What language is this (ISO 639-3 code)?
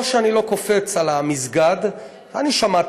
heb